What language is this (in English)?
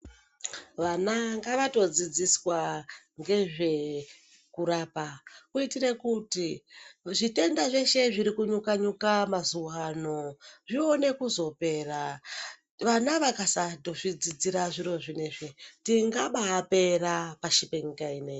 Ndau